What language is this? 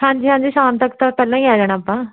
Punjabi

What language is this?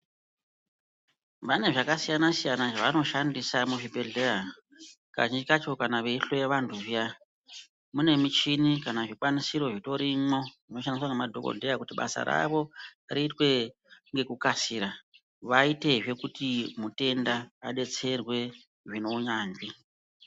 Ndau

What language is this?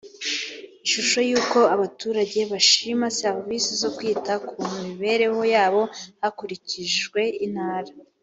Kinyarwanda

